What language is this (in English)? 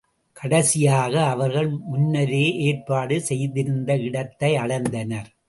Tamil